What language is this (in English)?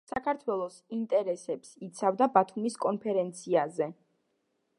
Georgian